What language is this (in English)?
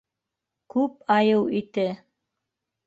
Bashkir